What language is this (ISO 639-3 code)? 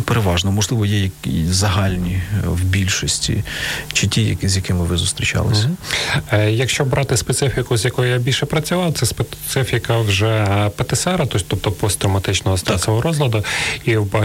ukr